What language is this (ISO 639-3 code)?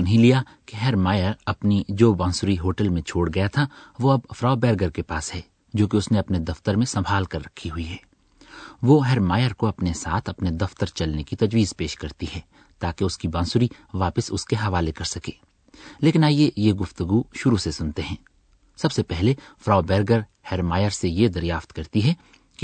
urd